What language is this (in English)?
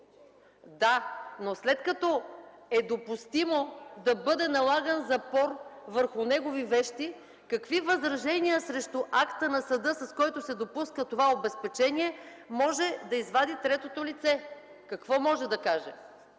Bulgarian